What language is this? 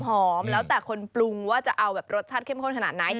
Thai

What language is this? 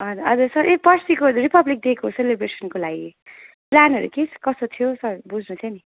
Nepali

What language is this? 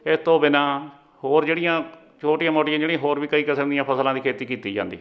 Punjabi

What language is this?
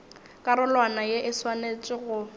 Northern Sotho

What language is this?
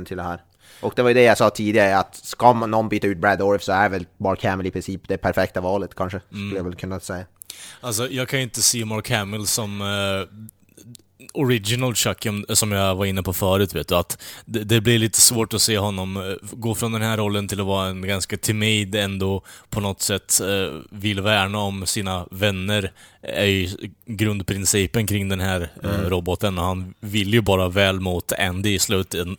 Swedish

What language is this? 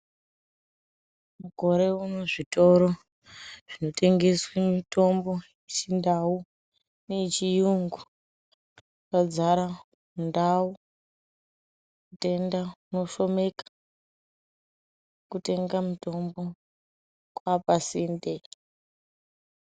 Ndau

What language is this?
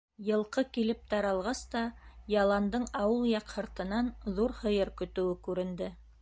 Bashkir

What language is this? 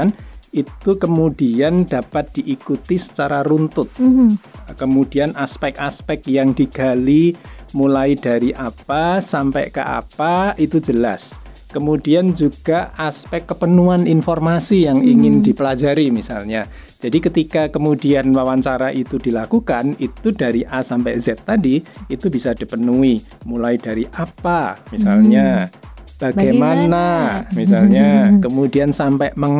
Indonesian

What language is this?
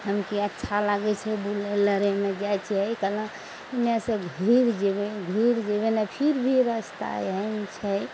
Maithili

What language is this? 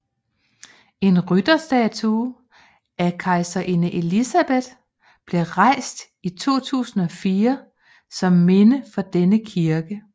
Danish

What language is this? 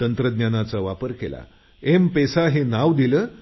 Marathi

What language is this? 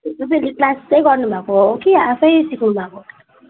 Nepali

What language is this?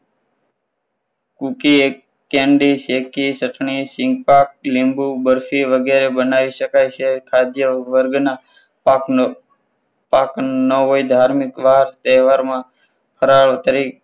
Gujarati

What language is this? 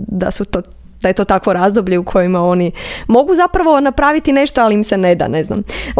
Croatian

